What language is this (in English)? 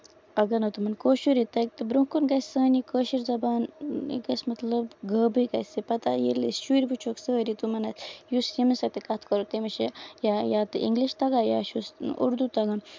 Kashmiri